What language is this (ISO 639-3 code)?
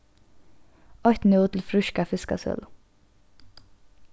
fao